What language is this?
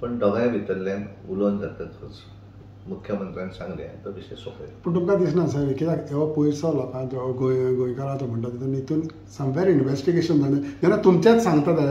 Marathi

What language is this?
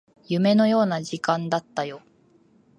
Japanese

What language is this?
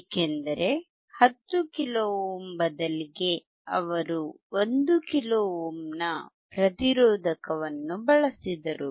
Kannada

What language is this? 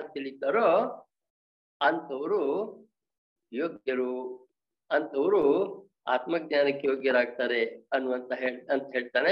Kannada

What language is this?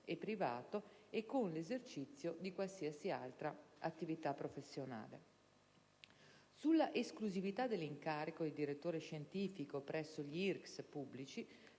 Italian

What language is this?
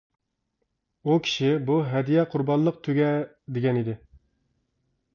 Uyghur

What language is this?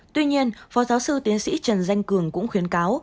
Vietnamese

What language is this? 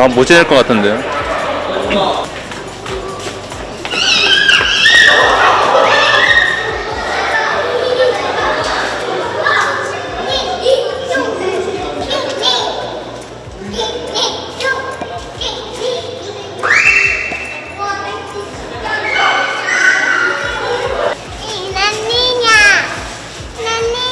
Korean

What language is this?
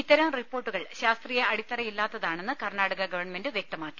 Malayalam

